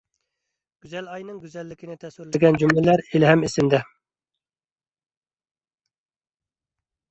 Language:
Uyghur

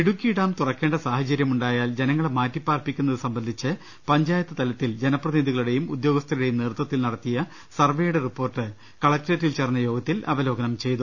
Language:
Malayalam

